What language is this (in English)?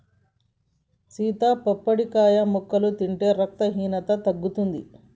Telugu